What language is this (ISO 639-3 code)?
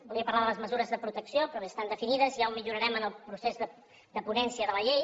cat